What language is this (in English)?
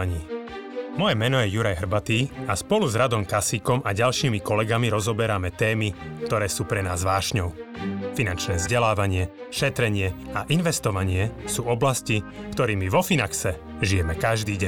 Slovak